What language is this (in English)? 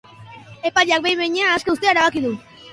Basque